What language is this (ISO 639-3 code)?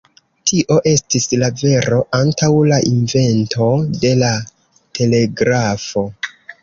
epo